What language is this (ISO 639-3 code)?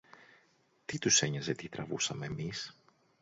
ell